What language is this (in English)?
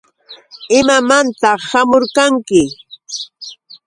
Yauyos Quechua